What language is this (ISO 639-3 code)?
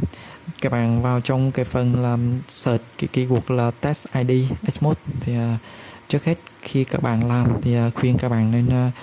vie